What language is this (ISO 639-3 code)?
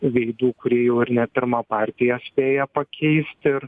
lit